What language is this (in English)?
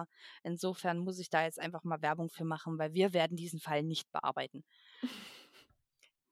German